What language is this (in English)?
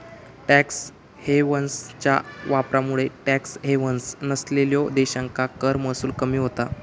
Marathi